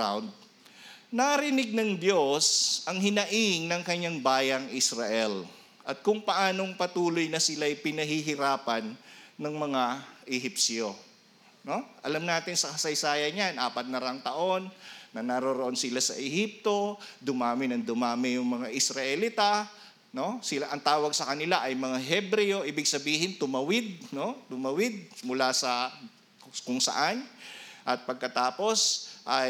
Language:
Filipino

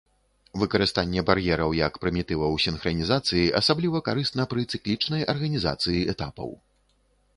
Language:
Belarusian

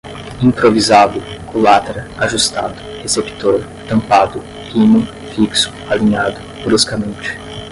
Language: Portuguese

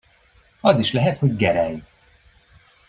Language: Hungarian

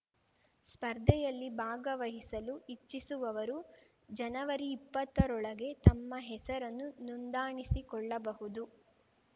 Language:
Kannada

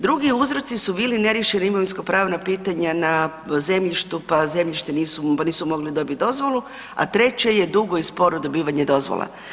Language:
Croatian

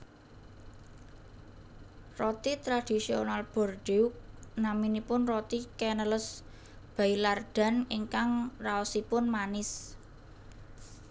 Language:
Javanese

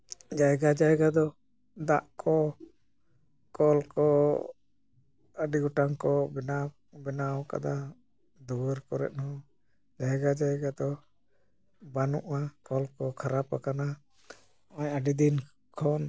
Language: Santali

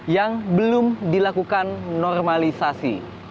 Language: Indonesian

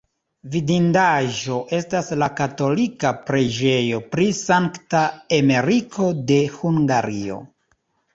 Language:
Esperanto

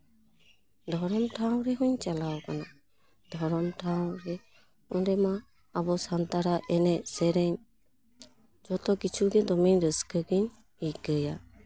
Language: Santali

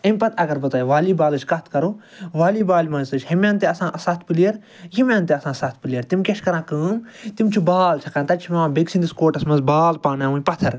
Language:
Kashmiri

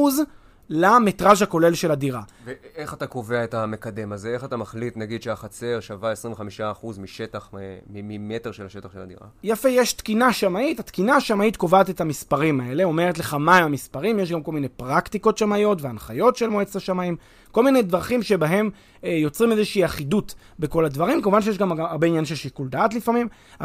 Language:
Hebrew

